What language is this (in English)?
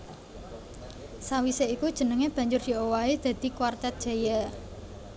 Javanese